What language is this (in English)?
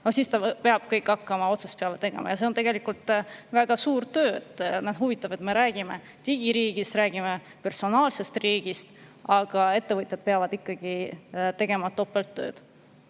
Estonian